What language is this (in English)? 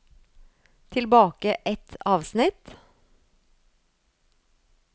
Norwegian